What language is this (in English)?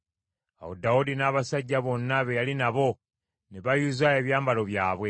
Ganda